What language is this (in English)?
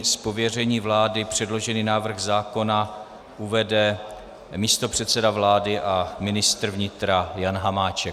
Czech